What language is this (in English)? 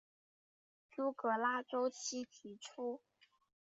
Chinese